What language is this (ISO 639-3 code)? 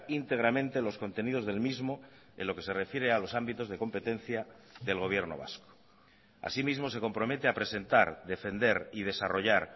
spa